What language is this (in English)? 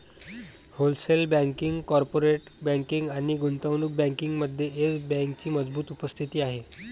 Marathi